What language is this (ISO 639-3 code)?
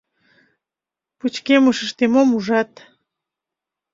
chm